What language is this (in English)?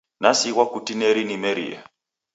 Taita